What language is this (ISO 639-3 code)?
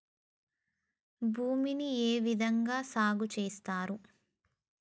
tel